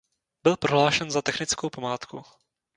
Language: Czech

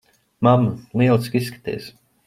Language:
Latvian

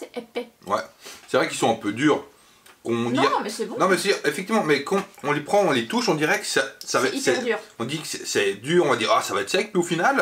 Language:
French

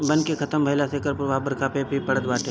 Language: Bhojpuri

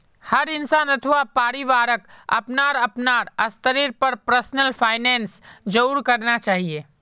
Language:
Magahi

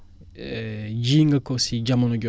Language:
Wolof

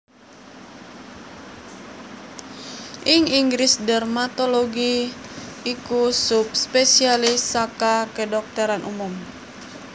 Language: Javanese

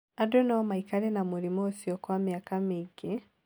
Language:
Kikuyu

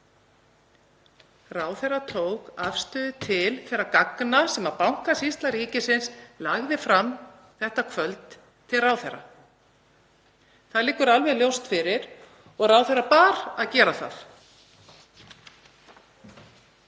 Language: Icelandic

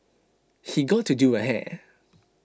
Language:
English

